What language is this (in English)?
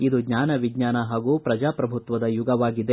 Kannada